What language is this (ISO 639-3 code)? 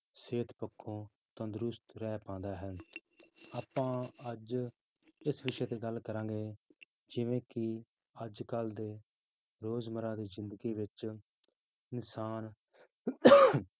pan